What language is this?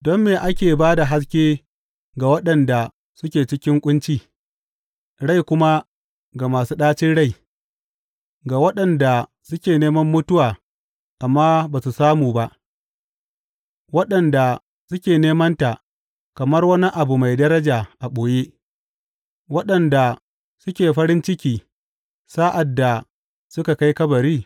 Hausa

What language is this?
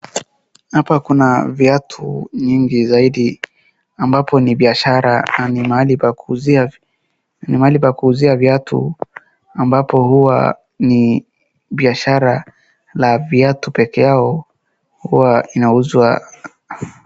Swahili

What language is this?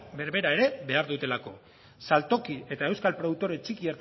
Basque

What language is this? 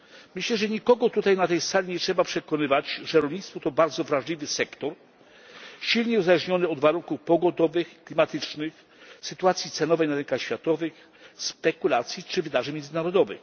Polish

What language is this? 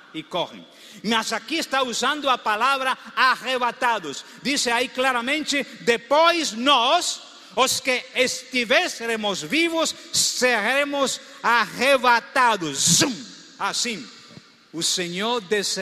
Portuguese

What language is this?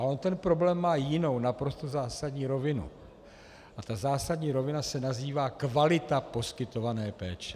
Czech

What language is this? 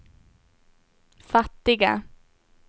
Swedish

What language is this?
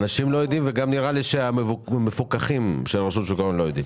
Hebrew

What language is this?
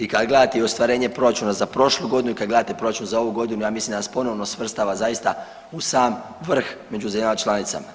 Croatian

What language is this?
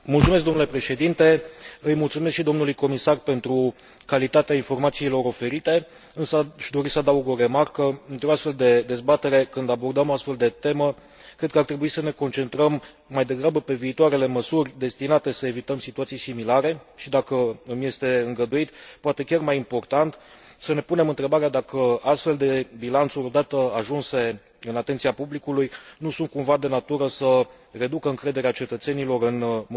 Romanian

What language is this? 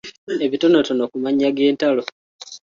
Ganda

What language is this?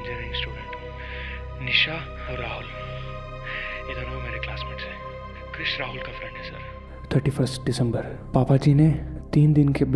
Hindi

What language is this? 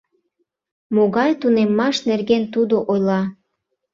Mari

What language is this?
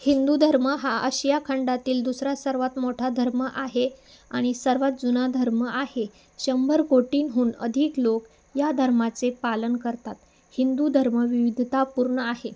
Marathi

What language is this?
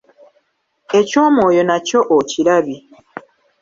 Ganda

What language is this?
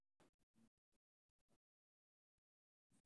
Somali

